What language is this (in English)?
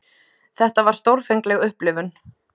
Icelandic